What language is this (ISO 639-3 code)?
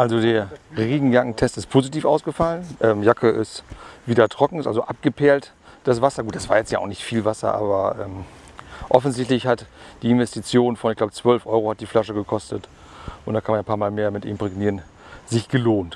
deu